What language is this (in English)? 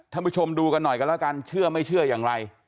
Thai